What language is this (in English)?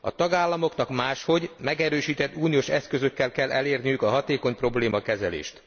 Hungarian